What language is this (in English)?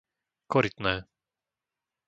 Slovak